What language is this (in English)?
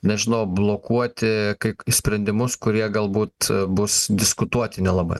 Lithuanian